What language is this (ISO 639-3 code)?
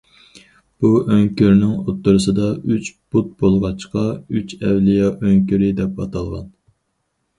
uig